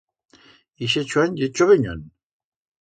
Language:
Aragonese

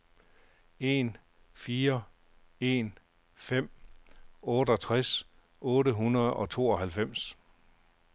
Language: Danish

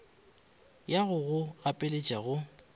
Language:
Northern Sotho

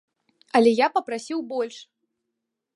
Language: Belarusian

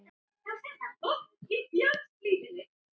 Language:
Icelandic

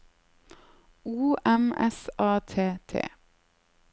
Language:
Norwegian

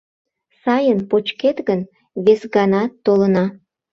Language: Mari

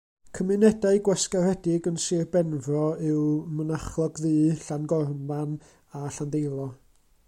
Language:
Welsh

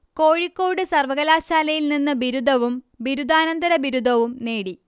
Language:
Malayalam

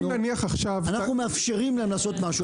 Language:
Hebrew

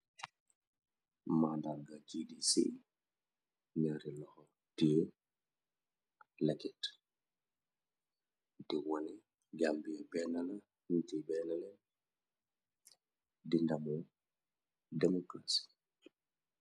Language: Wolof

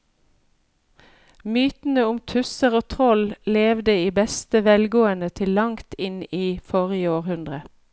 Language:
Norwegian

